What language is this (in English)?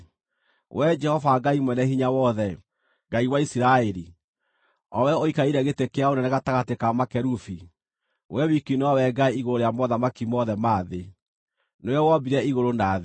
Kikuyu